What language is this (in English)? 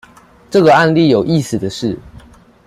Chinese